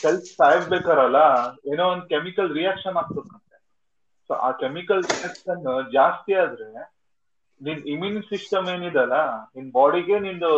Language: Kannada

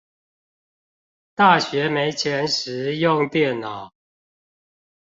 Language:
Chinese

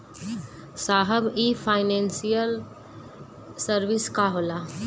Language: Bhojpuri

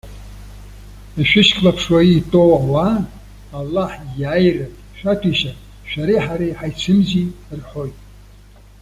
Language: Abkhazian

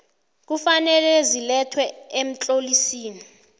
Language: South Ndebele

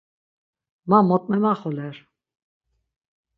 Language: Laz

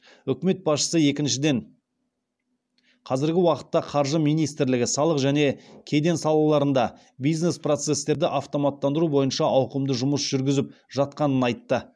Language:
Kazakh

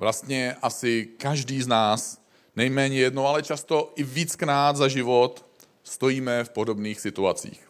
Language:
Czech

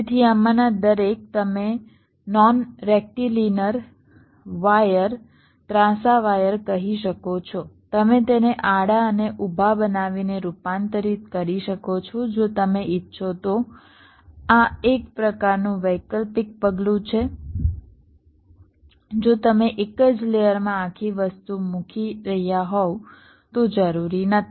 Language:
Gujarati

